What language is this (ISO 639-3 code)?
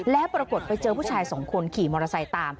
tha